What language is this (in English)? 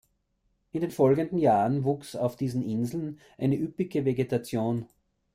German